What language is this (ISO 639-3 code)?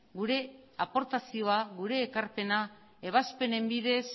eus